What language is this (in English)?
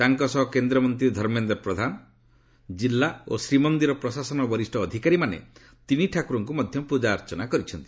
Odia